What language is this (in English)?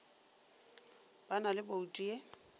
Northern Sotho